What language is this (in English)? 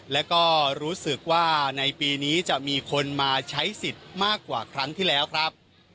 Thai